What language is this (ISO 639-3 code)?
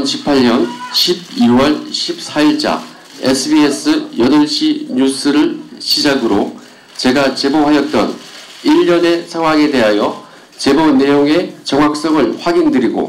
kor